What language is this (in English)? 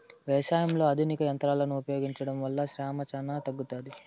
Telugu